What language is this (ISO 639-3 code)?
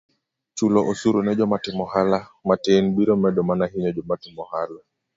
luo